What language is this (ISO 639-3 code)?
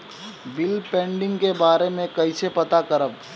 bho